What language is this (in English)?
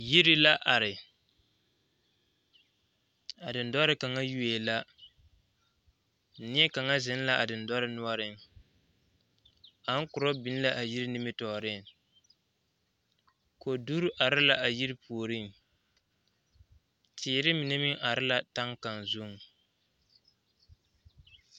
Southern Dagaare